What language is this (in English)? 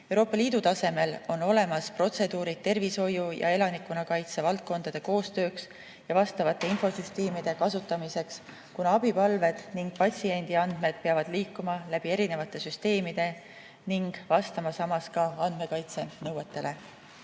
Estonian